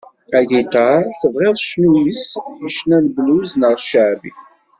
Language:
Kabyle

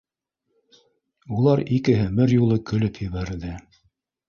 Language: Bashkir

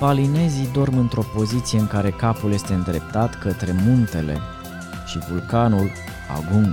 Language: Romanian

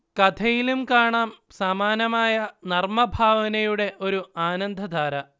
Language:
Malayalam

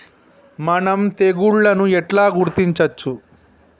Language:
Telugu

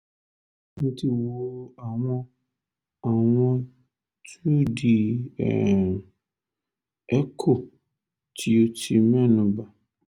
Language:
Yoruba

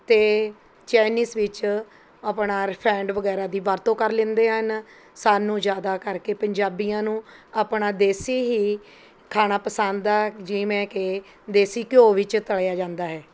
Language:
Punjabi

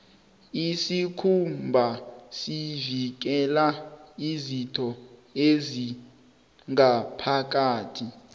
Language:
South Ndebele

